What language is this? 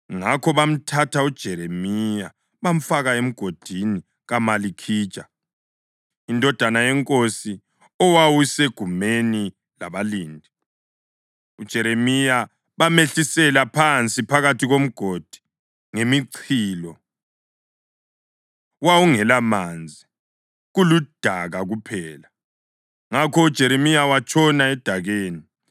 North Ndebele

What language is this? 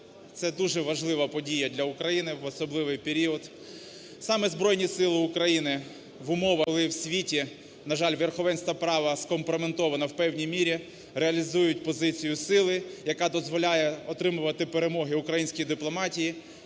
Ukrainian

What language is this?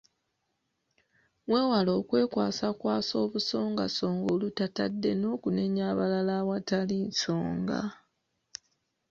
Ganda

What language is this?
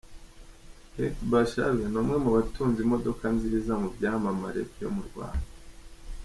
Kinyarwanda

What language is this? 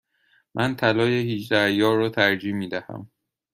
Persian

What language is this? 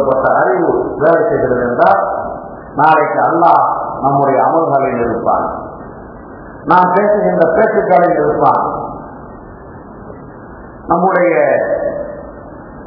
Arabic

